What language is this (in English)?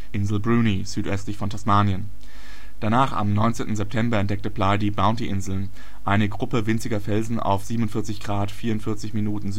German